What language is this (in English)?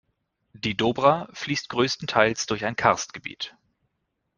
German